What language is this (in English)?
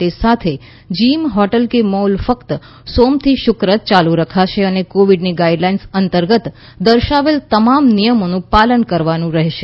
Gujarati